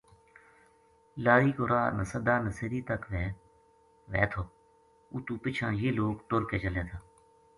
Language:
Gujari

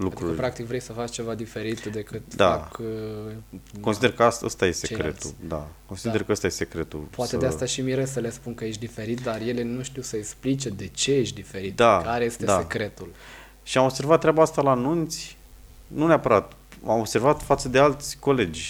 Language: Romanian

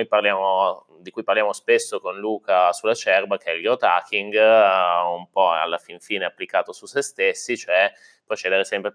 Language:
Italian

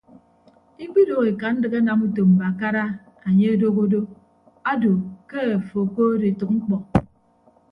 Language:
Ibibio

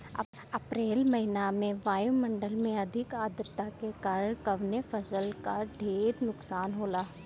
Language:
Bhojpuri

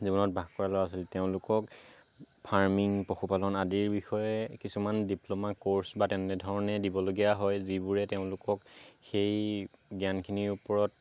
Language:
Assamese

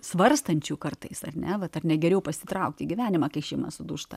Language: Lithuanian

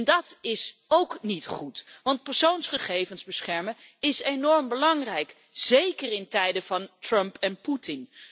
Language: Dutch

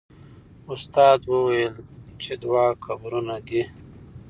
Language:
Pashto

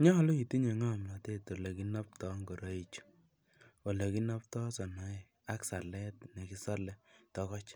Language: Kalenjin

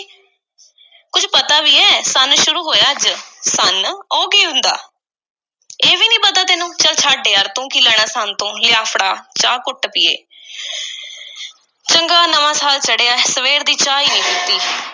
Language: Punjabi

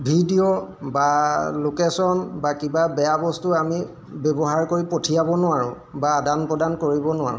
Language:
Assamese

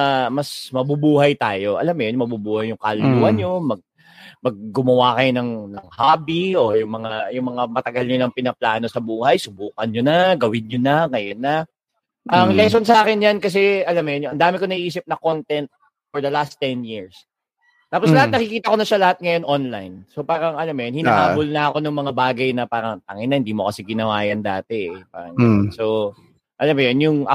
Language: Filipino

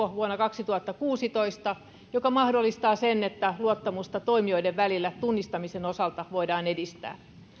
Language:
Finnish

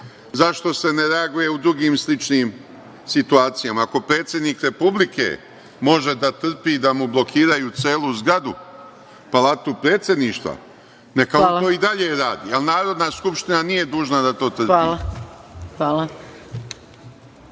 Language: Serbian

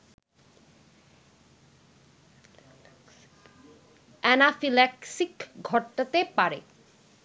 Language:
Bangla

